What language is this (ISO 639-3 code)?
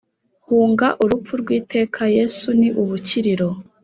kin